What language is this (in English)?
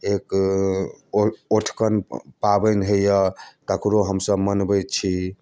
Maithili